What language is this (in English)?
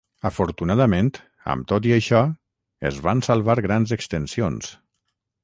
Catalan